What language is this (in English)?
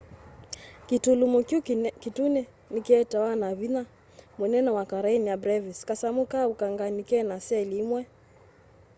Kamba